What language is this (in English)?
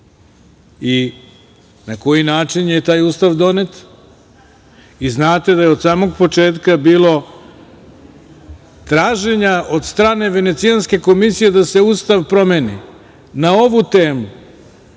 Serbian